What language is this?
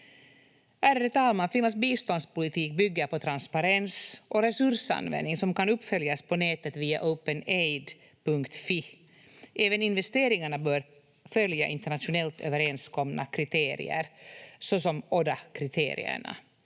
Finnish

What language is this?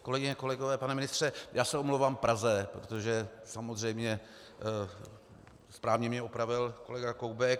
Czech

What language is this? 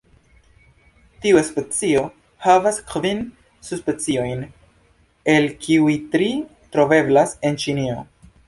Esperanto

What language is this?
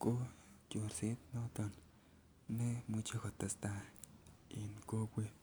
Kalenjin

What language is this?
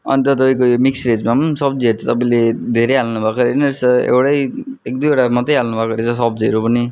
Nepali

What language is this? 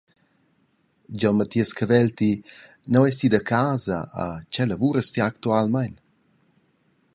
Romansh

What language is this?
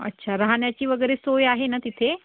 Marathi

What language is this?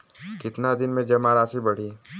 Bhojpuri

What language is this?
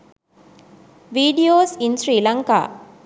Sinhala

